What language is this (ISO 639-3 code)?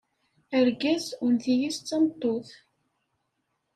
kab